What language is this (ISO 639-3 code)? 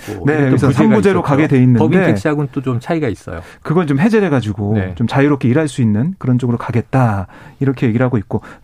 kor